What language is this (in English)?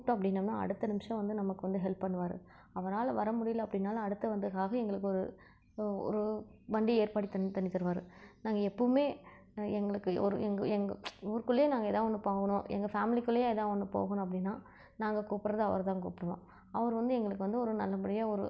Tamil